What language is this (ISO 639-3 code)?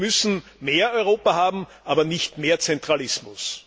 deu